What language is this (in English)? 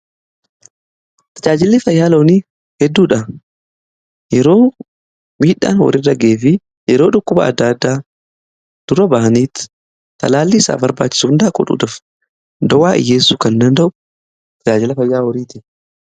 Oromo